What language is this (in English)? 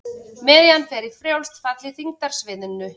Icelandic